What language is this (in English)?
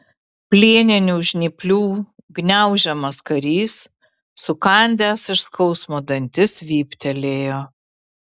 Lithuanian